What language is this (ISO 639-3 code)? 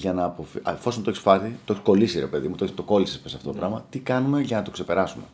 ell